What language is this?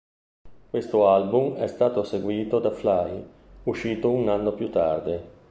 Italian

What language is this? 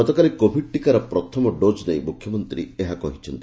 Odia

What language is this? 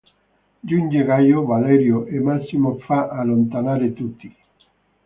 Italian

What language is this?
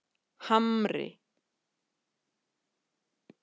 Icelandic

